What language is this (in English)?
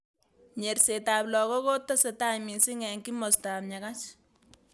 Kalenjin